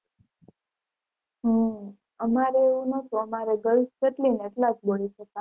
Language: Gujarati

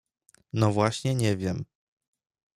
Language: Polish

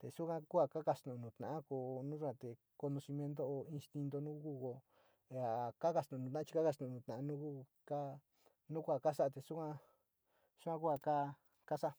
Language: Sinicahua Mixtec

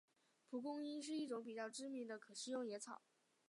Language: Chinese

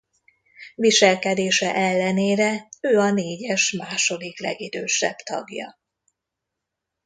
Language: Hungarian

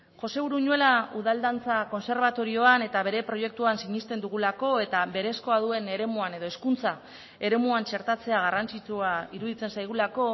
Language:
Basque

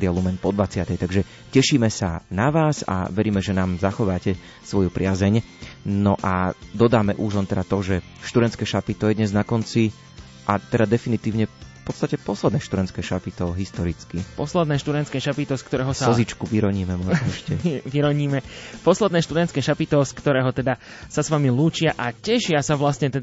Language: Slovak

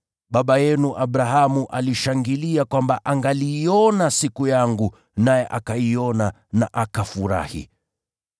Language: Swahili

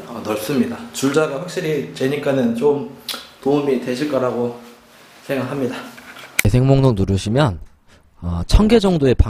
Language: Korean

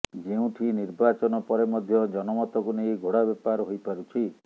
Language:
Odia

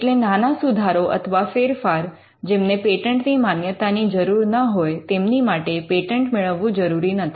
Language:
Gujarati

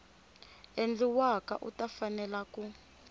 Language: Tsonga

